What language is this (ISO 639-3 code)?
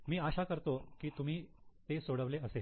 mar